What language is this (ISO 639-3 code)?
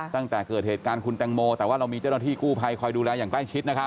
tha